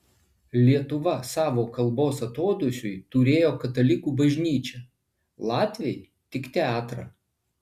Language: Lithuanian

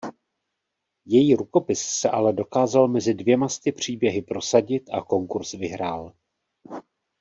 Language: Czech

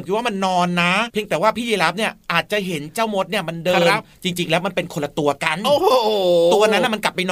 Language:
Thai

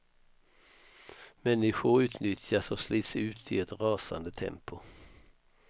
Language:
Swedish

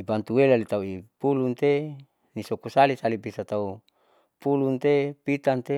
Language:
Saleman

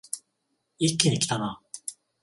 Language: Japanese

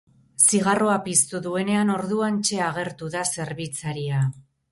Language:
Basque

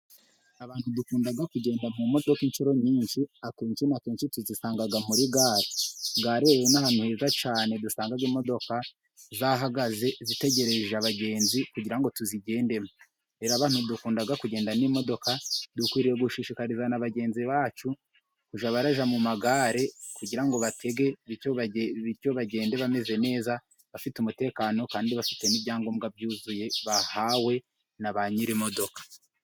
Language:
Kinyarwanda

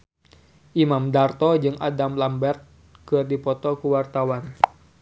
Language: Sundanese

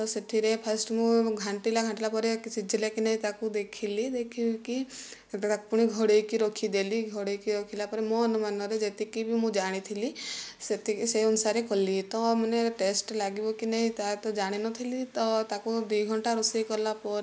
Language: Odia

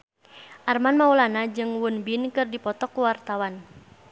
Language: Sundanese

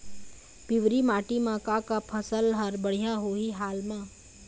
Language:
Chhattisgarhi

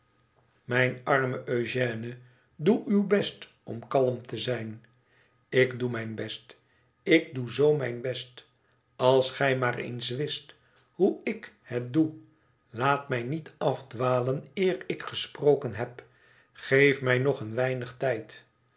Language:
Dutch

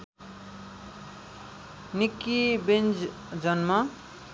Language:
Nepali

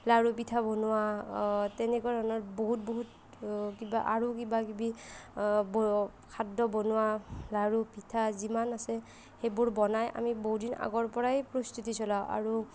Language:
Assamese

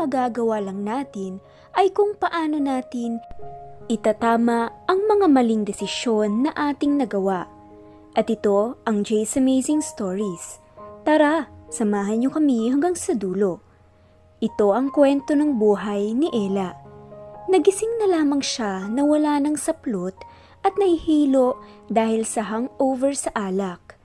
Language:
Filipino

